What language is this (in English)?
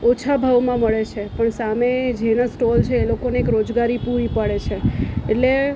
Gujarati